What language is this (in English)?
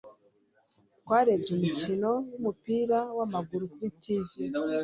Kinyarwanda